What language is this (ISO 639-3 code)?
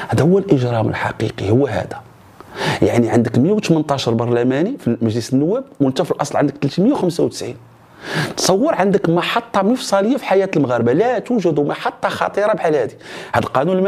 ara